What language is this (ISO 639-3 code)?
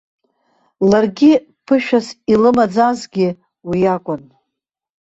abk